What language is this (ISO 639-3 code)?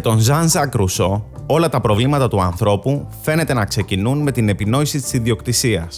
ell